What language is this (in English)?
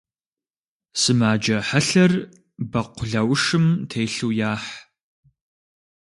Kabardian